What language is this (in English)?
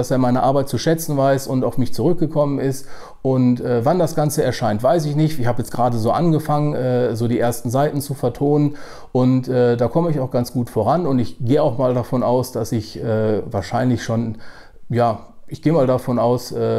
German